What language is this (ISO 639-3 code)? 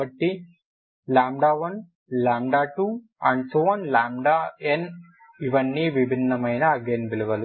tel